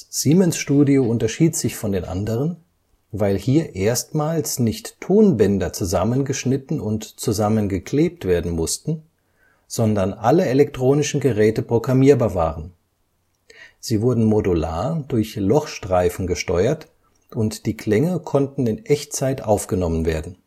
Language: German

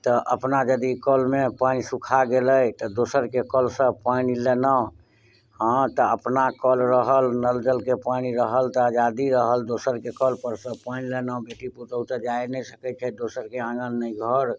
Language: Maithili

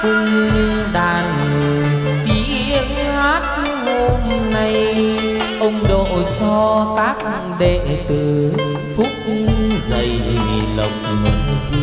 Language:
Vietnamese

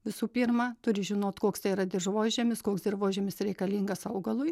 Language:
Lithuanian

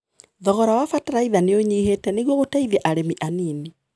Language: Kikuyu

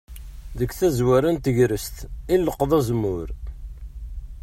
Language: Kabyle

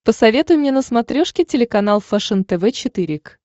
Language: Russian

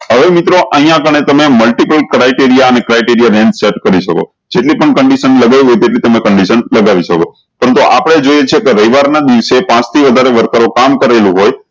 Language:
Gujarati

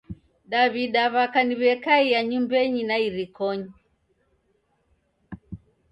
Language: Taita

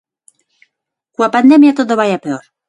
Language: Galician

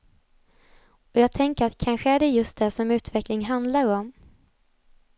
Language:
Swedish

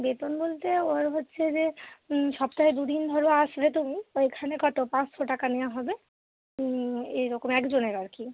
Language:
Bangla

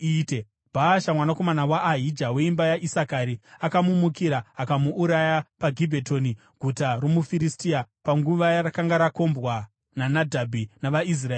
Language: Shona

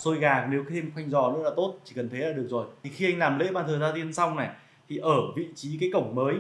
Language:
Vietnamese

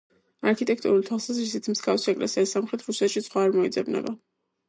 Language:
Georgian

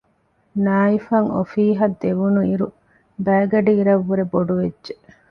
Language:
Divehi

